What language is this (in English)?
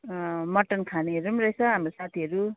Nepali